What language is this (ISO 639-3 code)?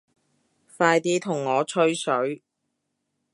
yue